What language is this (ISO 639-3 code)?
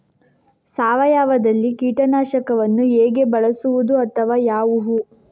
kan